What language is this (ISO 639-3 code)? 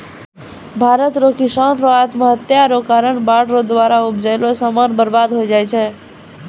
mai